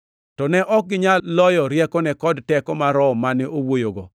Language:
Luo (Kenya and Tanzania)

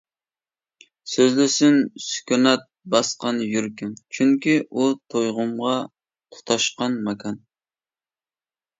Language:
Uyghur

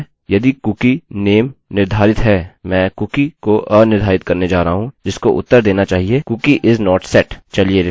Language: Hindi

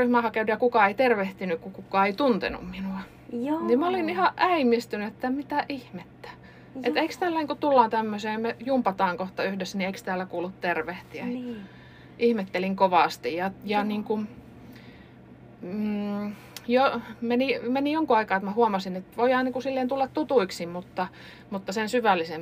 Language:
Finnish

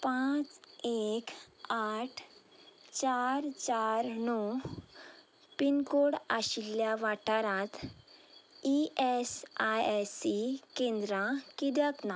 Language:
Konkani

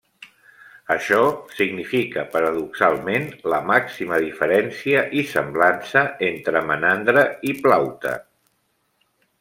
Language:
Catalan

